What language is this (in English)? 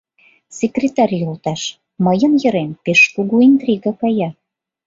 Mari